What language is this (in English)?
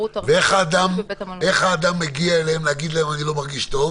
Hebrew